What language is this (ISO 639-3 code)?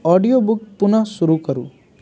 mai